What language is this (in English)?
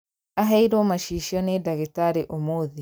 Kikuyu